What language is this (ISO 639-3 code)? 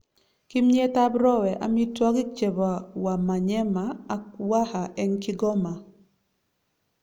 kln